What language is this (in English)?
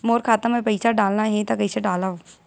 Chhattisgarhi